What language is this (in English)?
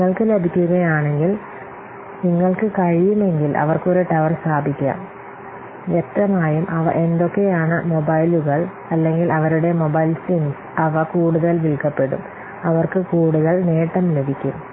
Malayalam